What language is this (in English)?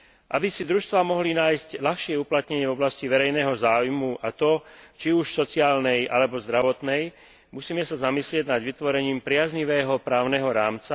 Slovak